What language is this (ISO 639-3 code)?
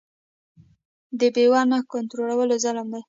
pus